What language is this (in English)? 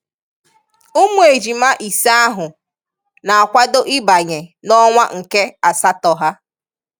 Igbo